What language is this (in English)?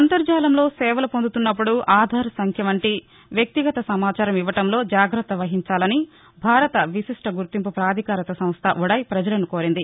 Telugu